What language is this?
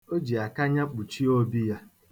Igbo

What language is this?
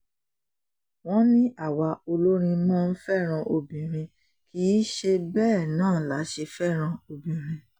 Yoruba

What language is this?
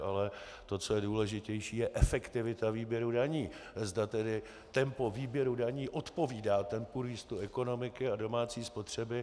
Czech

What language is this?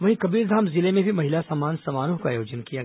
Hindi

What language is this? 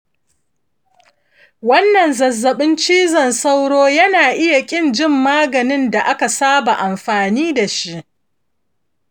Hausa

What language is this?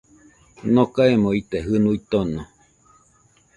Nüpode Huitoto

